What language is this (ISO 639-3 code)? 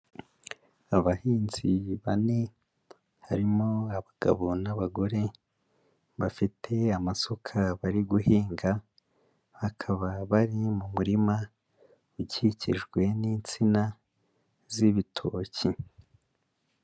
kin